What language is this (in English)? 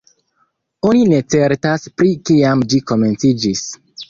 Esperanto